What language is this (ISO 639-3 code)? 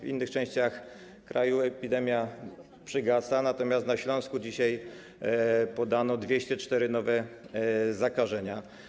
pol